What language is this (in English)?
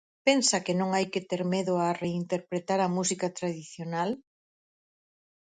Galician